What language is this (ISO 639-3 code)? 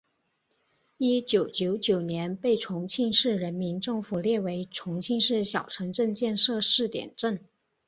zho